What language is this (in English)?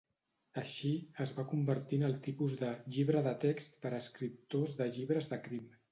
Catalan